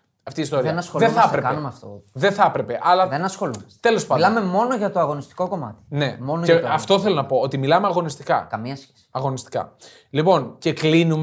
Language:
Greek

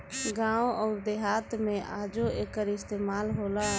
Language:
Bhojpuri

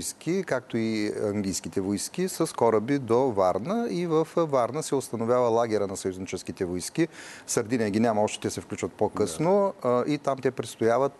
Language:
Bulgarian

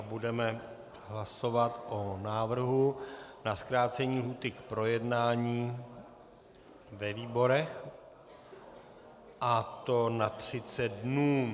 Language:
Czech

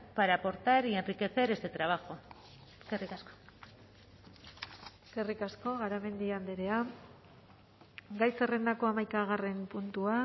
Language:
Basque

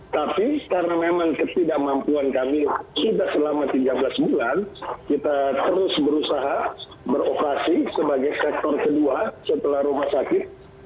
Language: Indonesian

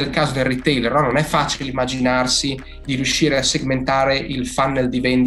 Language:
Italian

